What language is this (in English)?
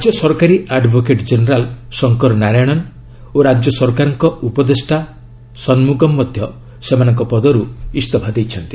Odia